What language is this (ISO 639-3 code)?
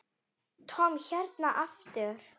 isl